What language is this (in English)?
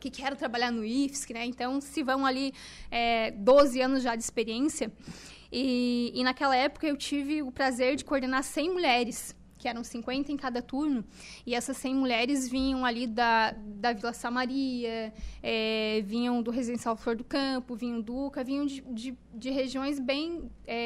Portuguese